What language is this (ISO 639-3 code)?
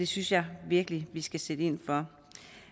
dan